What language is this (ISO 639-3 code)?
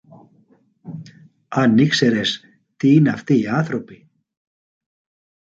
ell